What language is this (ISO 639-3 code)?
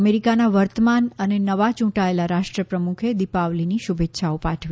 guj